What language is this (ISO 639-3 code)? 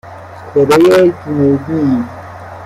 fas